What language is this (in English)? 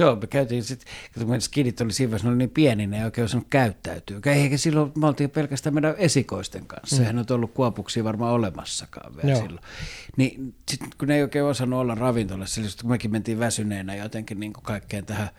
Finnish